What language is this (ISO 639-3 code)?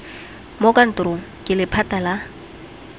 tsn